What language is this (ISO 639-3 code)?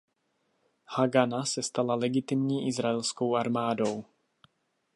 ces